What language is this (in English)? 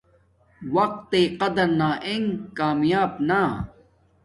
Domaaki